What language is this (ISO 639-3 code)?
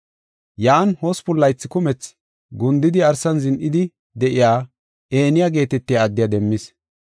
gof